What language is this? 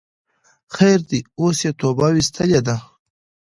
Pashto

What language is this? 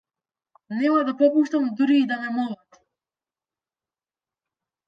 Macedonian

